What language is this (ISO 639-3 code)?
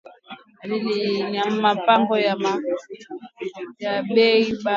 swa